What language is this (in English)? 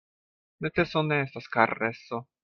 Esperanto